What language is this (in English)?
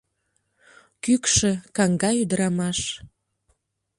Mari